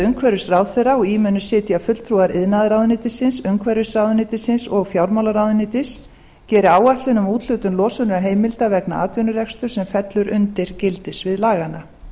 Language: Icelandic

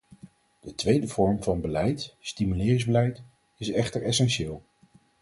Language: Dutch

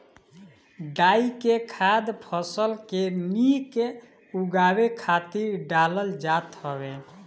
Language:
Bhojpuri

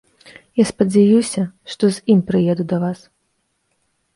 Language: Belarusian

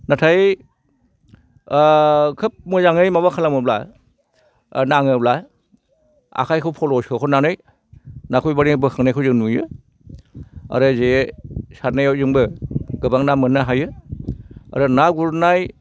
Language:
Bodo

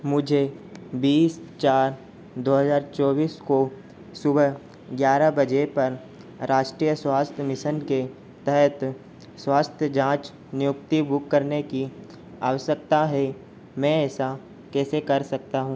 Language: Hindi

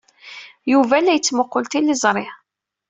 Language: Kabyle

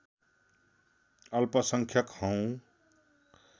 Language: Nepali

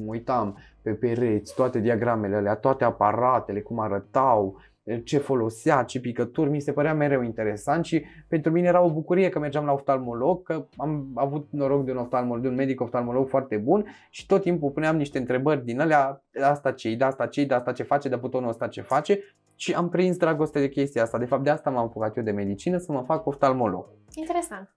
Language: Romanian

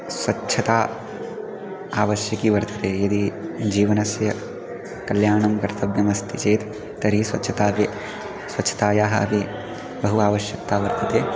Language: Sanskrit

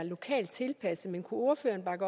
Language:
Danish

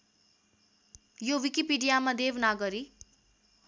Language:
Nepali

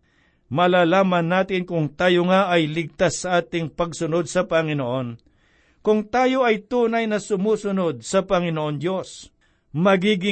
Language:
Filipino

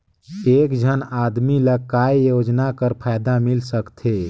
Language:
Chhattisgarhi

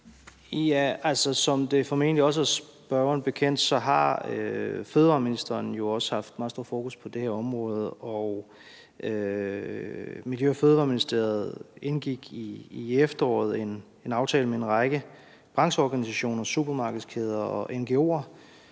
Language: Danish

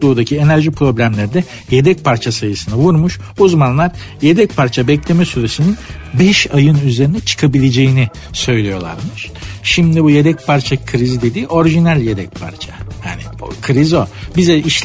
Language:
Turkish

